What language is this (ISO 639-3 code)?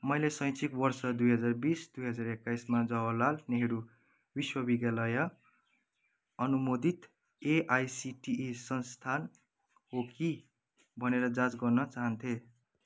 nep